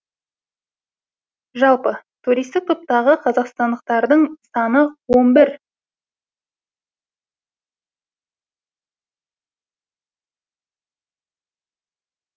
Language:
Kazakh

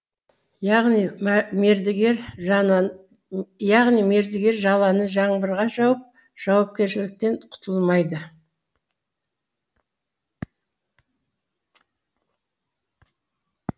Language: Kazakh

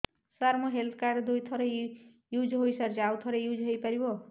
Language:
Odia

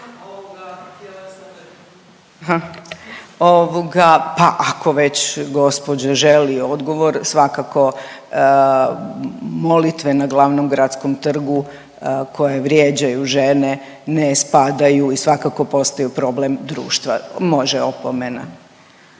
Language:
Croatian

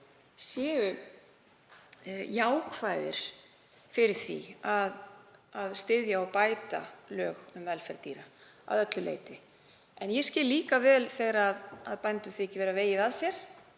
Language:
Icelandic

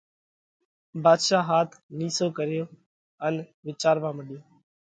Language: Parkari Koli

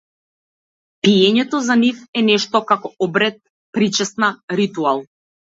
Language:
Macedonian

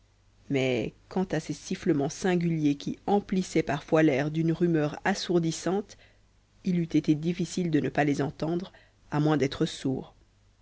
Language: French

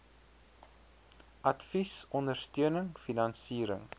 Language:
Afrikaans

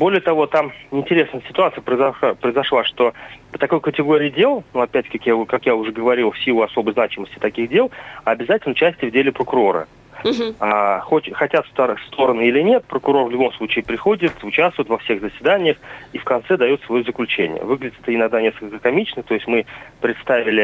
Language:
Russian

